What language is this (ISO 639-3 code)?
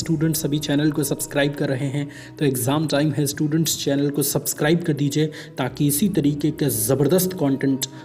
hin